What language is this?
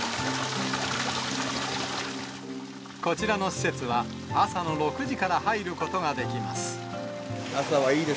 Japanese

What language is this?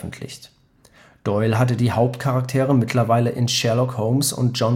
German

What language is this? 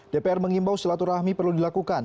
Indonesian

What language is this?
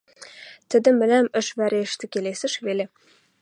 Western Mari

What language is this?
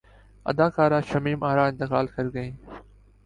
Urdu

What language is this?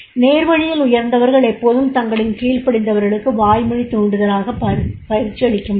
Tamil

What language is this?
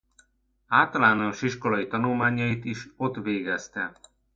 Hungarian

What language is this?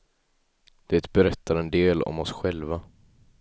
Swedish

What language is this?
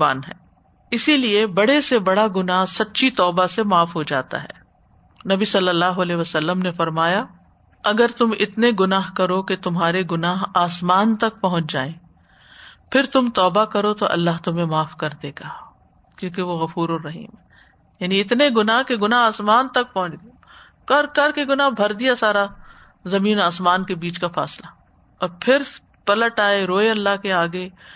Urdu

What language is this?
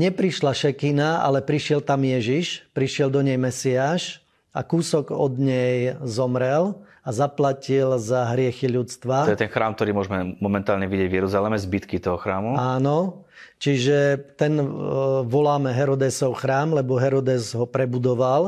Slovak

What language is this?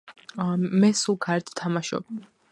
Georgian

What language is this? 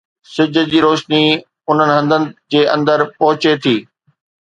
Sindhi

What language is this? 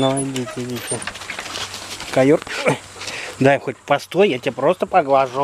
Russian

